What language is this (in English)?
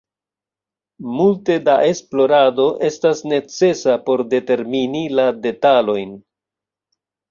Esperanto